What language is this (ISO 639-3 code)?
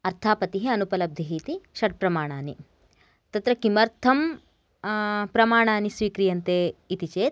san